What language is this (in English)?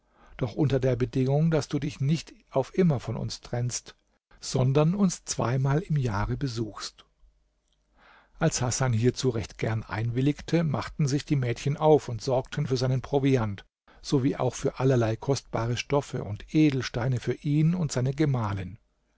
German